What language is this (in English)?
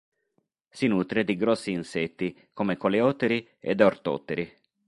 Italian